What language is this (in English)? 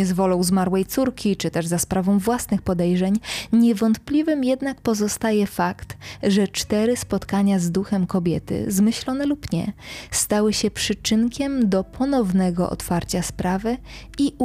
Polish